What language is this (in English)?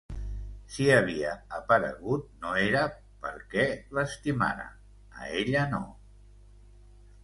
Catalan